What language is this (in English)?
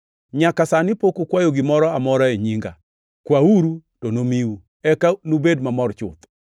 Luo (Kenya and Tanzania)